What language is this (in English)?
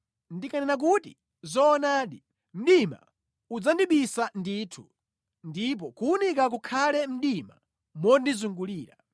Nyanja